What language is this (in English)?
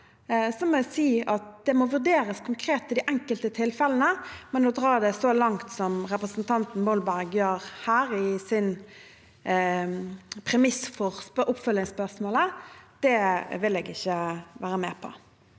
Norwegian